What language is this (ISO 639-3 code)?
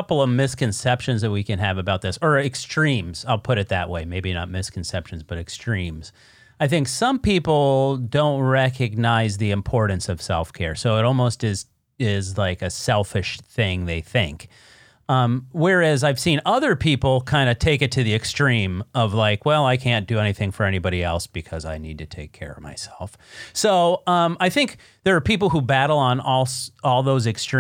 eng